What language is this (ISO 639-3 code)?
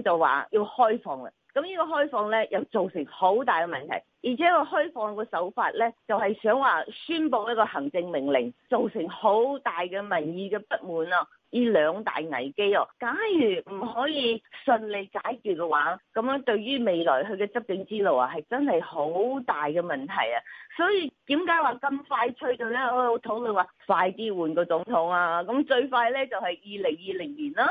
zho